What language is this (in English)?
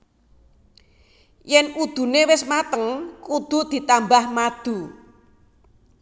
Javanese